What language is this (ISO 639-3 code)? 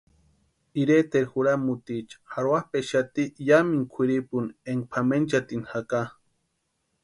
pua